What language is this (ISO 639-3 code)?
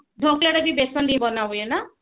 ori